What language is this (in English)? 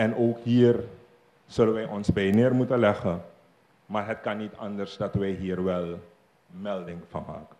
Dutch